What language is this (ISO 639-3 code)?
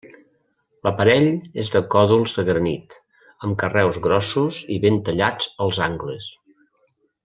cat